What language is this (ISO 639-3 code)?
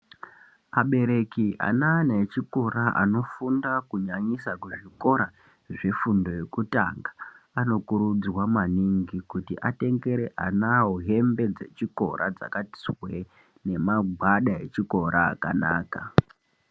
ndc